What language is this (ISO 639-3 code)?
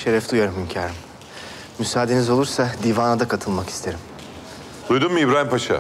tur